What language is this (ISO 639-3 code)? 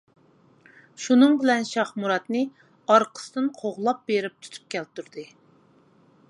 uig